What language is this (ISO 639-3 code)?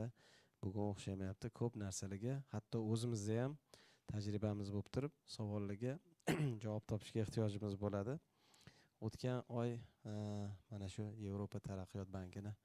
tur